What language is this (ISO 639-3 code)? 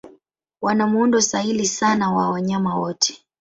swa